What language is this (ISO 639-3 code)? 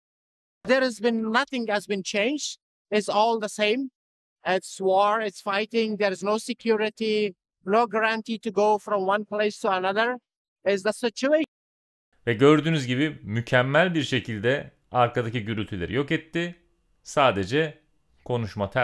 tur